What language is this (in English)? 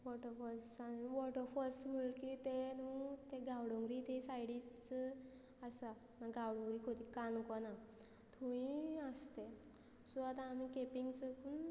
Konkani